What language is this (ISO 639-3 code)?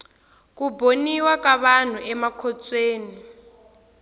tso